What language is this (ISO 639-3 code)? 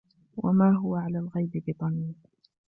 ara